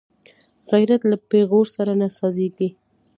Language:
Pashto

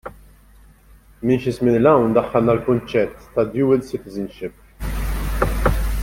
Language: Maltese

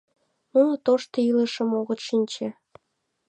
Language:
Mari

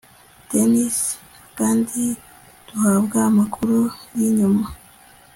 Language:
Kinyarwanda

